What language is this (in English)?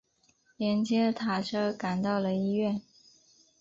Chinese